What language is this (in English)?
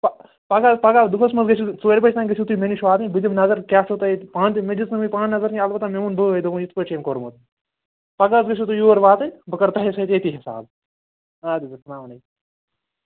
Kashmiri